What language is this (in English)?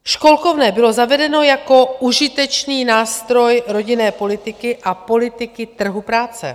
Czech